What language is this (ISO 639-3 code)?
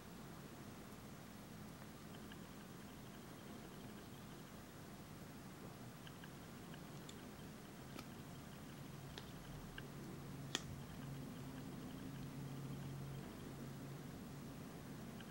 rus